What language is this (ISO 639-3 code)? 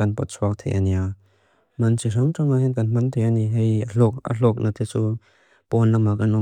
lus